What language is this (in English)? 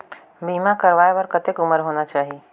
Chhattisgarhi